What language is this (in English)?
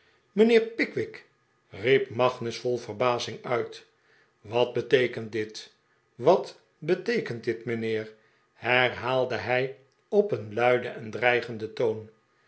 Dutch